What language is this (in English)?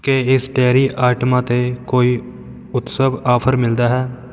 Punjabi